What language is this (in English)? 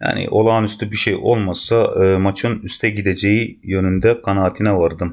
Turkish